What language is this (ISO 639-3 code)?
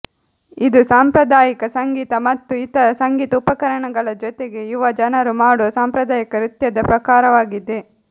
kan